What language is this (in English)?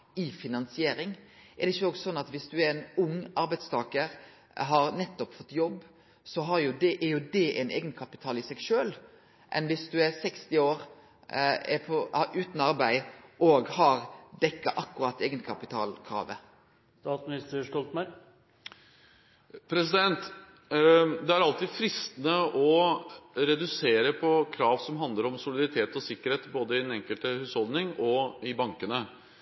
Norwegian